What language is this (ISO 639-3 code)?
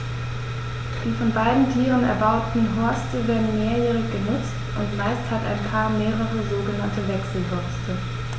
deu